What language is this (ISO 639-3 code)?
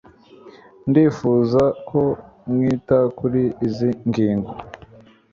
kin